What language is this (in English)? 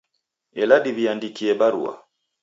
Taita